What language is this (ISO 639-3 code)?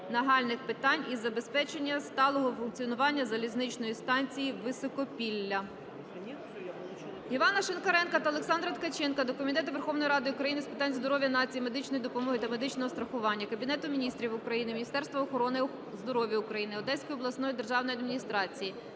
ukr